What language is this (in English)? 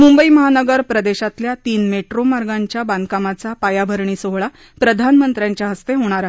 Marathi